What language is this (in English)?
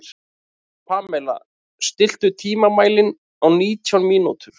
Icelandic